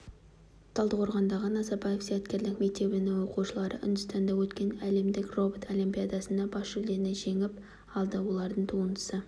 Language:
Kazakh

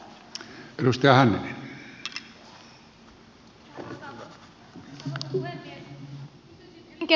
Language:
Finnish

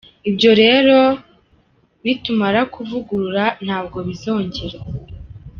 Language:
Kinyarwanda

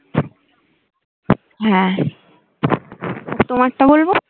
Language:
Bangla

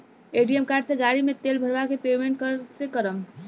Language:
Bhojpuri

